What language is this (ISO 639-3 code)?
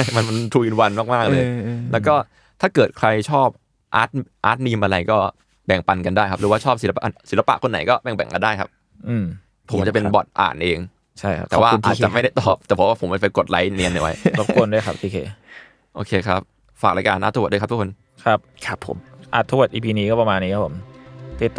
tha